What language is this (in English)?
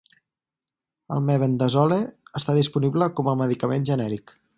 Catalan